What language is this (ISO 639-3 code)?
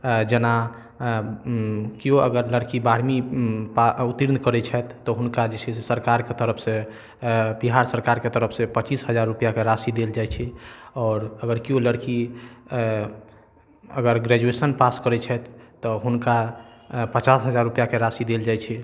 mai